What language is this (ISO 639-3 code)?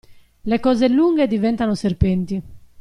ita